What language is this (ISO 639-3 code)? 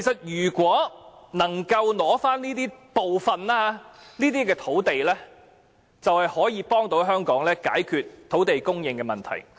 yue